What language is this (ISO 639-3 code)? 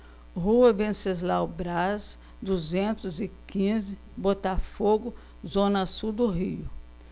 por